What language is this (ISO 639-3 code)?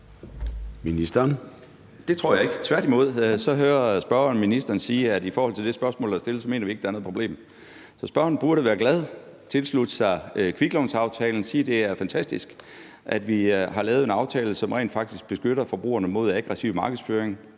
dan